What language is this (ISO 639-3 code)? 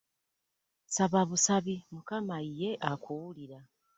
lug